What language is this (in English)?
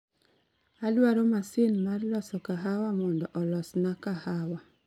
Luo (Kenya and Tanzania)